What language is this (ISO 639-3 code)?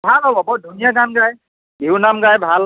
asm